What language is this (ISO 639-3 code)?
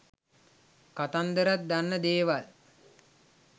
sin